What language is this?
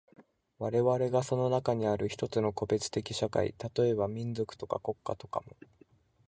Japanese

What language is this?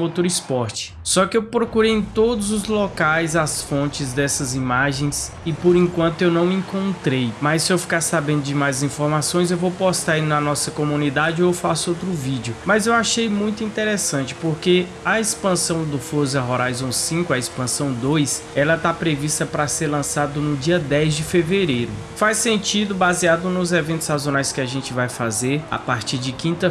Portuguese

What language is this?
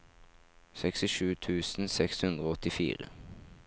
Norwegian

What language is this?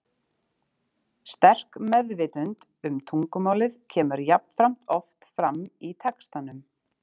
Icelandic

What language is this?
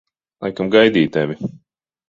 Latvian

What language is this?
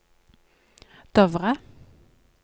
Norwegian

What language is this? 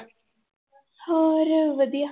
Punjabi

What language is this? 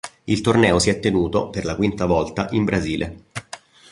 Italian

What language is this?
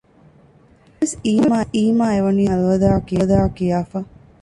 Divehi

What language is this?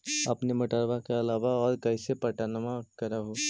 Magahi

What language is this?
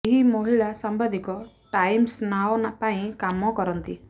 Odia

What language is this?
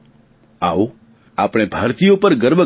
Gujarati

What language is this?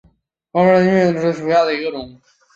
Chinese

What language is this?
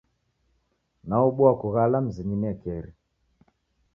Taita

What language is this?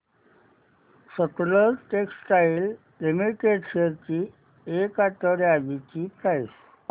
Marathi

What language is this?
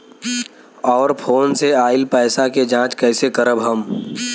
Bhojpuri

